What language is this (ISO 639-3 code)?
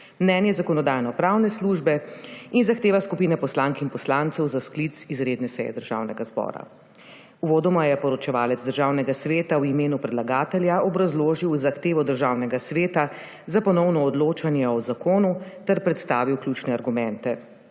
slv